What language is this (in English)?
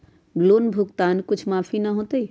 Magahi